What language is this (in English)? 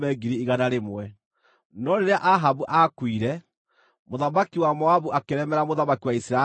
Kikuyu